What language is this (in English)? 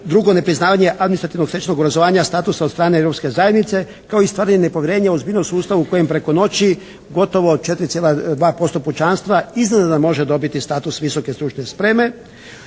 Croatian